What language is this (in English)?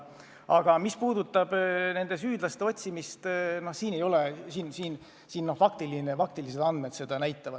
Estonian